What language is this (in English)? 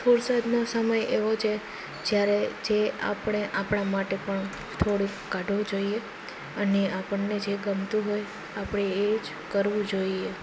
Gujarati